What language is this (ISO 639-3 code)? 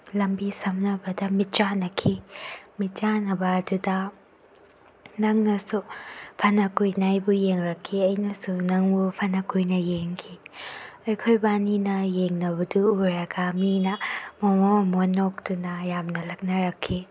mni